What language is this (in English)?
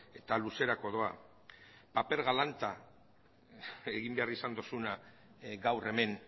Basque